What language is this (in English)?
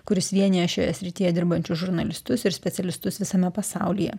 Lithuanian